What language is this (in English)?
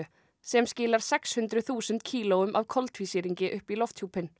Icelandic